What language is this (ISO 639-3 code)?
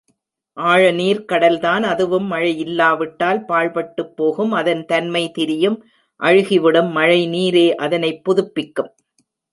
tam